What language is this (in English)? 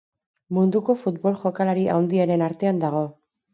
Basque